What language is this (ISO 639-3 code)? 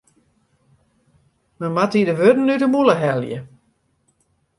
fry